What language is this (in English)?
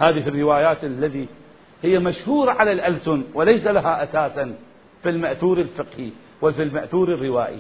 Arabic